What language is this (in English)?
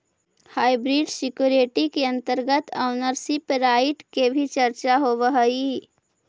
Magahi